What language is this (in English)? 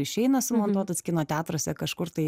Lithuanian